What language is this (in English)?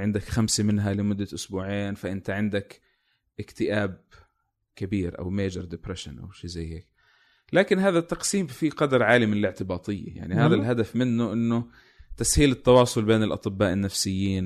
Arabic